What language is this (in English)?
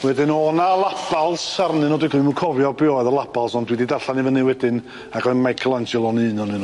Welsh